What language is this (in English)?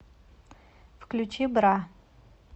Russian